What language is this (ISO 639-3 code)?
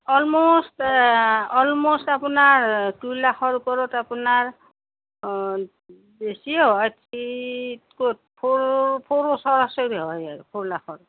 asm